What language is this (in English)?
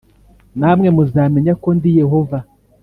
Kinyarwanda